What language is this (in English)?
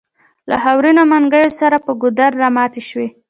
Pashto